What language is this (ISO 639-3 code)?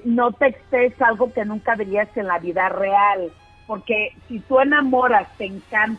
spa